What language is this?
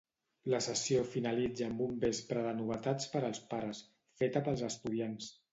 Catalan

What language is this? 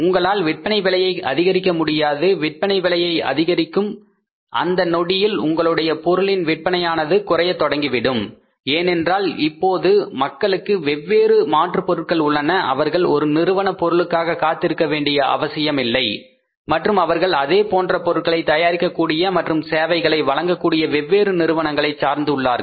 Tamil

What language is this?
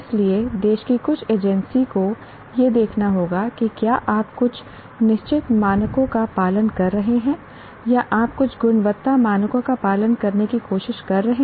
Hindi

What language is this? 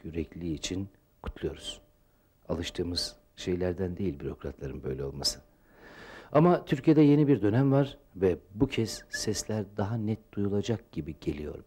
Turkish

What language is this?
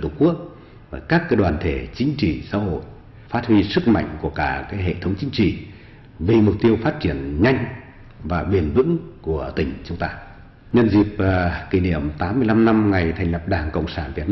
Vietnamese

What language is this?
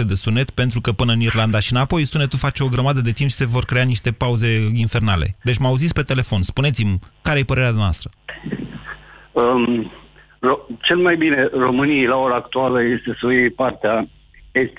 Romanian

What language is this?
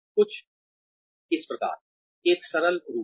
Hindi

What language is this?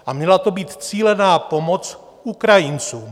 Czech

